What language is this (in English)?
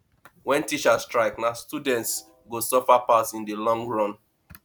Nigerian Pidgin